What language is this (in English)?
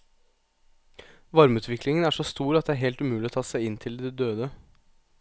Norwegian